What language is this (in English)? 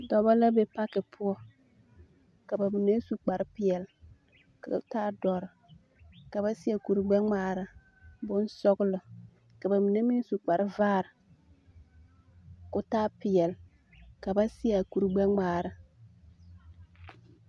Southern Dagaare